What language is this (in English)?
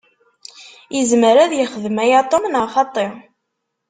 Kabyle